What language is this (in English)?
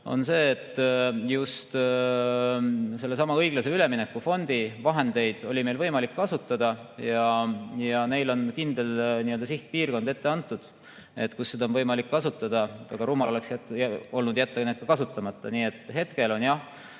Estonian